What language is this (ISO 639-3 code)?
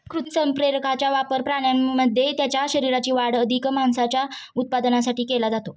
mar